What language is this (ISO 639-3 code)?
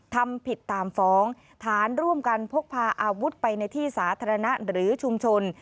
tha